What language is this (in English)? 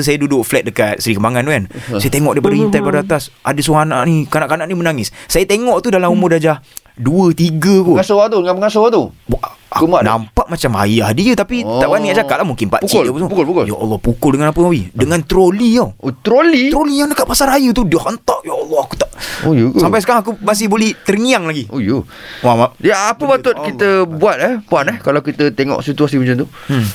Malay